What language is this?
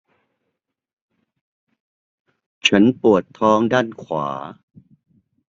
Thai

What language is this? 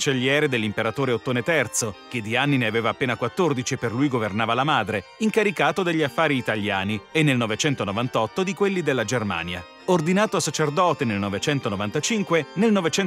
Italian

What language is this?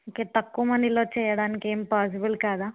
Telugu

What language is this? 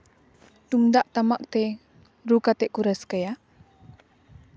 Santali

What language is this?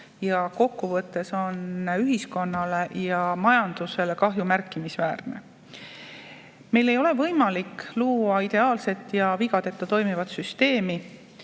Estonian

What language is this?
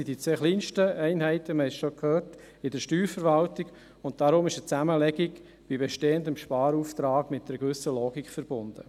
Swiss German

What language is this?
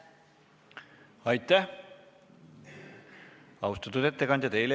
Estonian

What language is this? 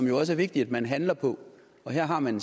Danish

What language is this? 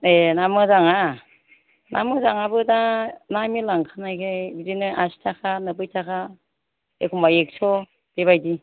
Bodo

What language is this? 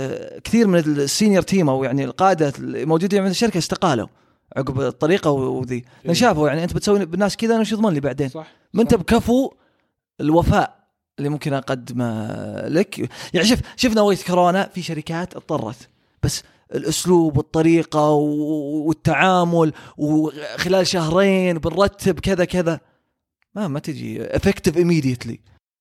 Arabic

